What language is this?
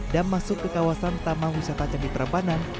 Indonesian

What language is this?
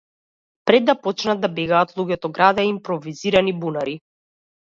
Macedonian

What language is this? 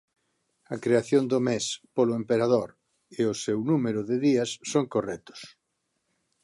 Galician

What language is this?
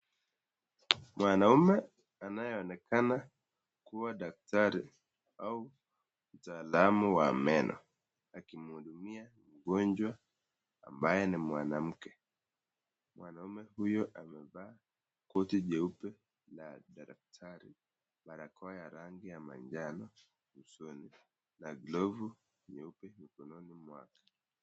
Swahili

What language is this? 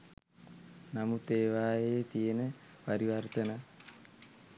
Sinhala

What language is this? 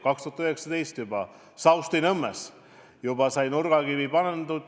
Estonian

